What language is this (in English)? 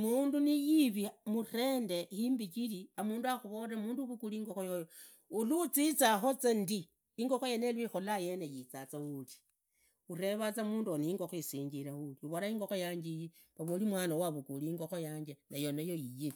Idakho-Isukha-Tiriki